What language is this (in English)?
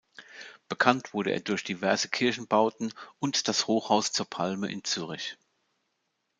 German